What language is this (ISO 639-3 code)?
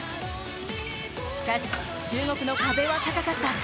jpn